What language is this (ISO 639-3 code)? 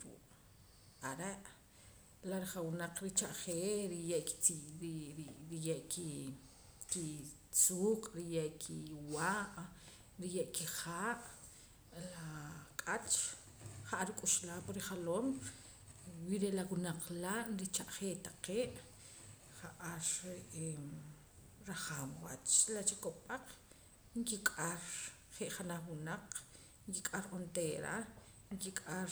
poc